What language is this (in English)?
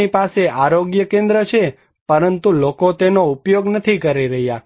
Gujarati